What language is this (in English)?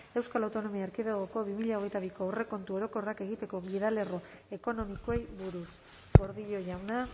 Basque